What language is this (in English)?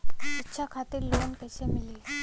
Bhojpuri